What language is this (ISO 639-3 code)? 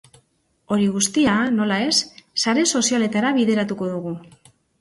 eus